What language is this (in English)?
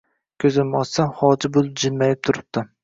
Uzbek